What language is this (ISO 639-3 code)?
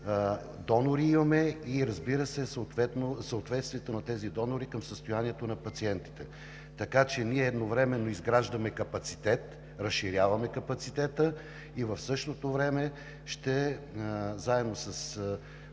bul